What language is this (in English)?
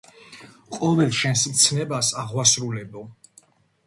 Georgian